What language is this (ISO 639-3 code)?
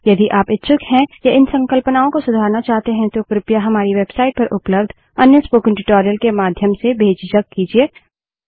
hin